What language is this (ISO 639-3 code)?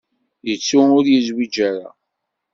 kab